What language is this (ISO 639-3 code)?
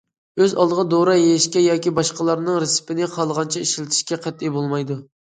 uig